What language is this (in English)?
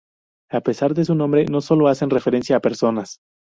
Spanish